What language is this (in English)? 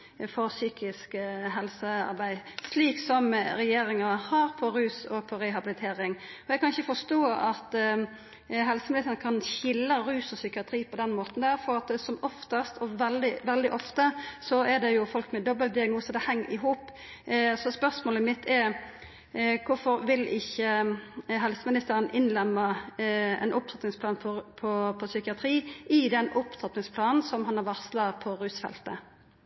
Norwegian Nynorsk